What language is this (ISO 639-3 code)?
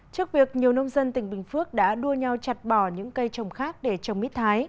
vie